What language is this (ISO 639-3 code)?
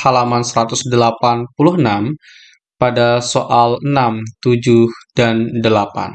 ind